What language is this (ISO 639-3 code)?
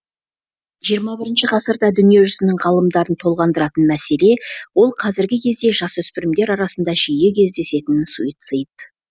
kaz